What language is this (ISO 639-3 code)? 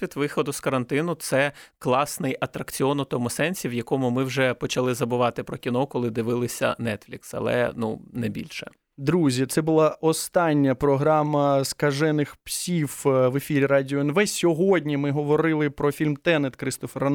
ukr